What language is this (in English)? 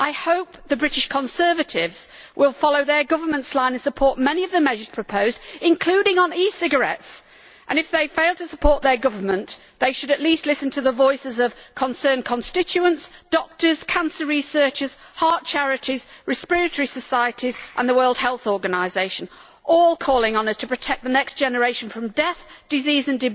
English